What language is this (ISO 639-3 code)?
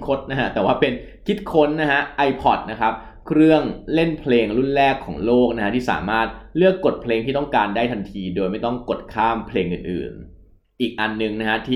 tha